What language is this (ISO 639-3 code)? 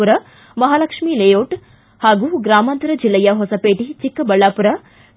kan